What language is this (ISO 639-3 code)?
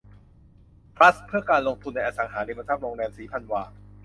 tha